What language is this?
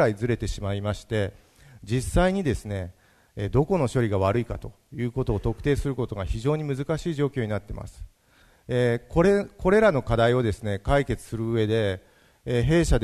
Japanese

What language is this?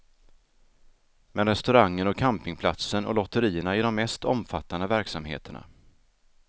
Swedish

